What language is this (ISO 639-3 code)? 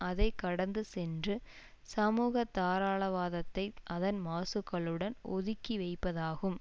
tam